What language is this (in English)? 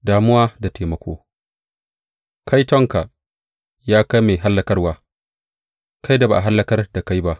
Hausa